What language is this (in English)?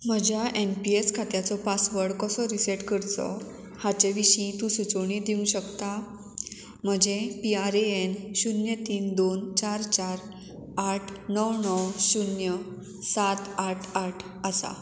Konkani